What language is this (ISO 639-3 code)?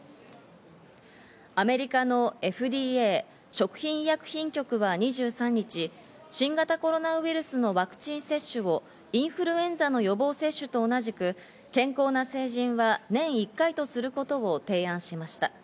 jpn